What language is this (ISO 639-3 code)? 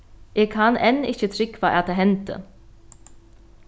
fao